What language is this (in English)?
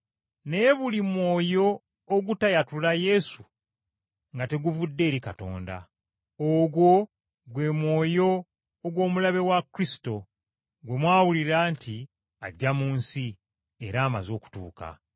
Ganda